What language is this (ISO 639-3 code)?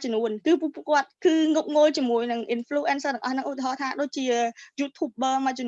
vie